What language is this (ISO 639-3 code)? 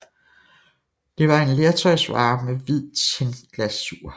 dan